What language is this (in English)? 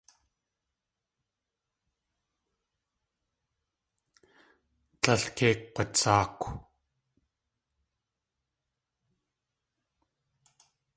Tlingit